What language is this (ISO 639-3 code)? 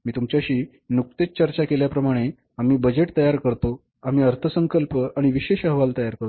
mar